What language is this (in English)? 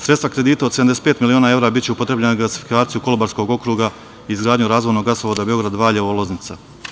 Serbian